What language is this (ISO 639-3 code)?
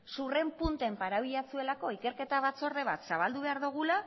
eus